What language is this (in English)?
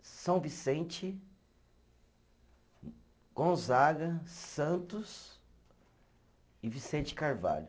Portuguese